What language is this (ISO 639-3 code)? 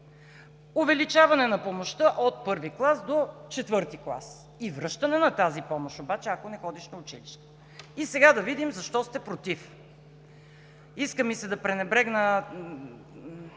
bul